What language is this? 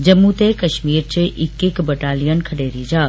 Dogri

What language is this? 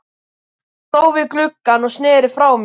Icelandic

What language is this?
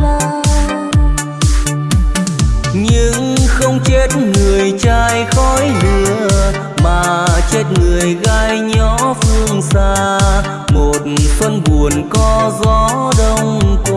Vietnamese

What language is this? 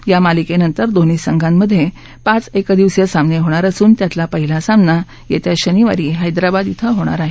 Marathi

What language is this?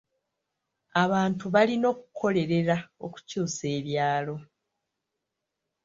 Ganda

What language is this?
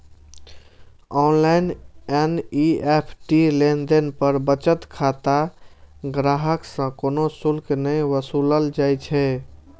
Maithili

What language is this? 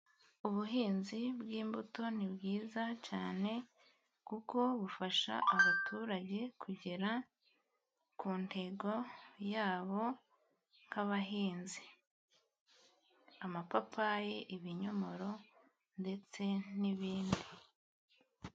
Kinyarwanda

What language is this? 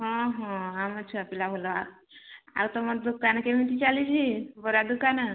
Odia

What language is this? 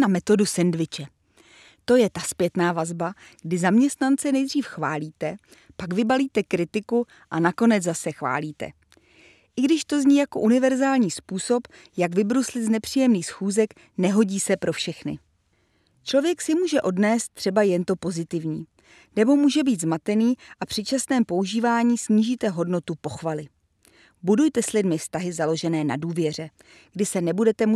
Czech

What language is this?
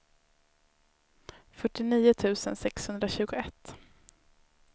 Swedish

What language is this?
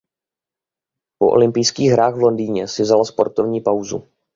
Czech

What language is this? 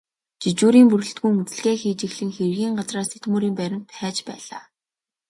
Mongolian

